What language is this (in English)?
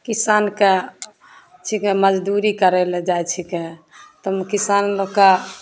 Maithili